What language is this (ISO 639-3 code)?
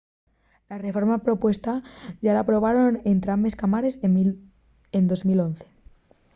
ast